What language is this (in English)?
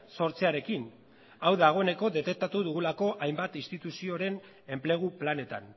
Basque